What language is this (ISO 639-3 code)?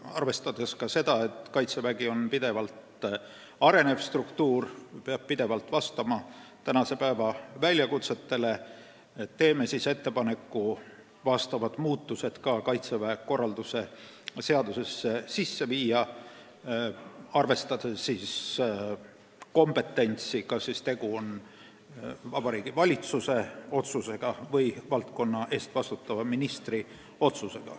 est